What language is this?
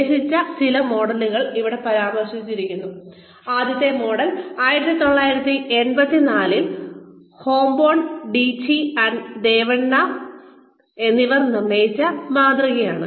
Malayalam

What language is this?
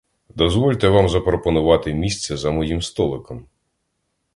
Ukrainian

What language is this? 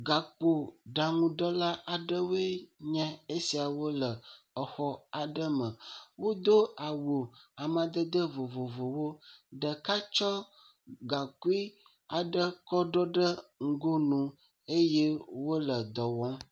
Ewe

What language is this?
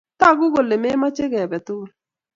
Kalenjin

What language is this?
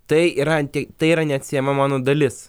Lithuanian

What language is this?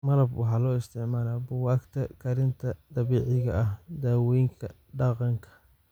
Somali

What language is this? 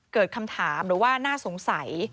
Thai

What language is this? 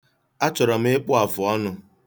Igbo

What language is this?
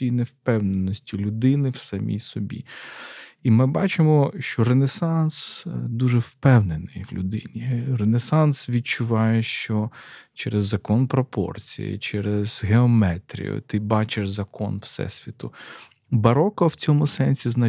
Ukrainian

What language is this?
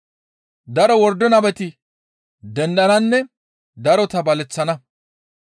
Gamo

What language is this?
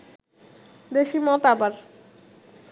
Bangla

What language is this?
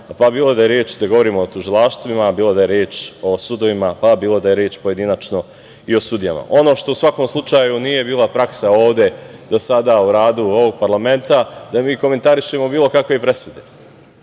Serbian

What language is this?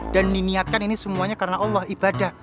Indonesian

